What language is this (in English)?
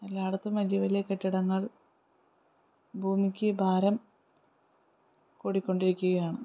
Malayalam